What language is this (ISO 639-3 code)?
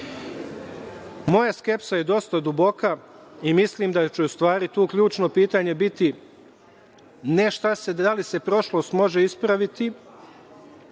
srp